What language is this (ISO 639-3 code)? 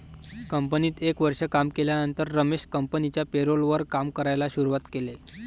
mar